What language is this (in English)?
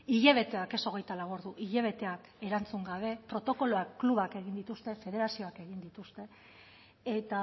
Basque